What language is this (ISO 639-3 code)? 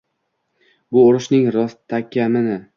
uzb